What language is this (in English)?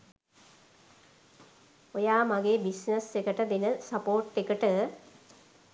Sinhala